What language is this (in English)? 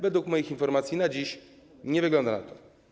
Polish